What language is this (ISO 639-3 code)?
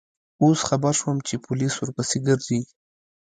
pus